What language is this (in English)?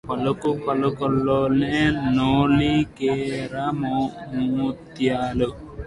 Telugu